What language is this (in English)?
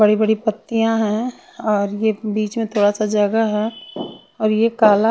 Hindi